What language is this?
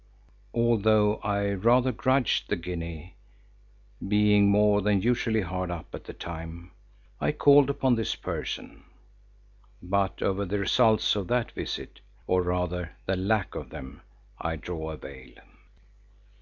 English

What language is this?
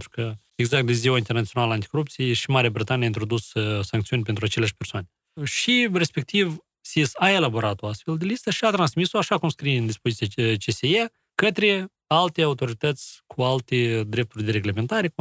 Romanian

